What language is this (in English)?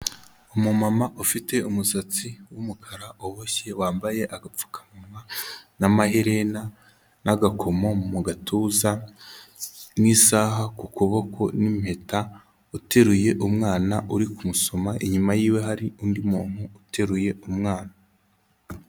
Kinyarwanda